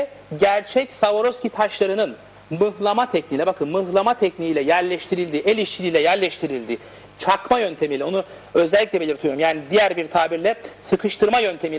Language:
Turkish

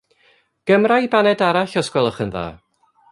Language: Welsh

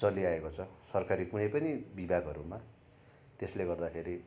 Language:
Nepali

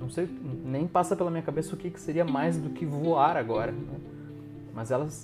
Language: Portuguese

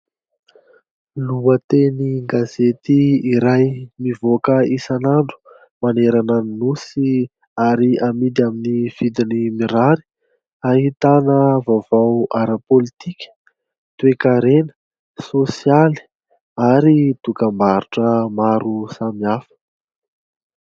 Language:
Malagasy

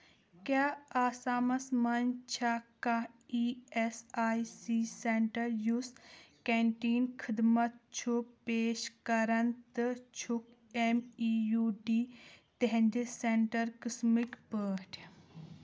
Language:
Kashmiri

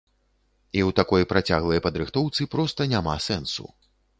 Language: Belarusian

